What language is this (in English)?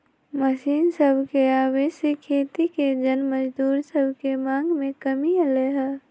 Magahi